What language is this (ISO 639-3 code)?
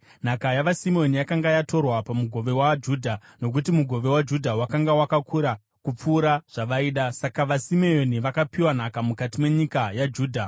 sna